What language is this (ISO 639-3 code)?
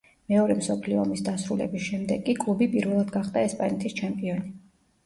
kat